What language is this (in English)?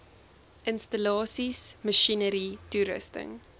Afrikaans